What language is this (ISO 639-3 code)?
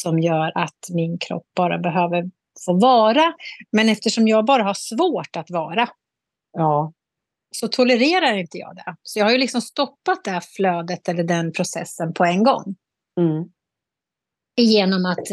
swe